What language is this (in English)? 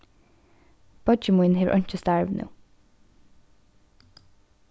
Faroese